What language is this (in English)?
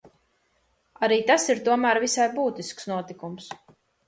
Latvian